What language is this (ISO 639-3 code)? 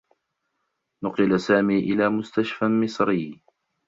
ara